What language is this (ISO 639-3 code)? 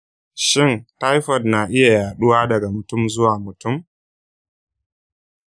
hau